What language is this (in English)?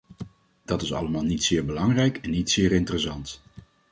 Dutch